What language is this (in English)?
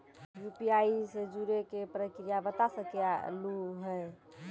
Maithili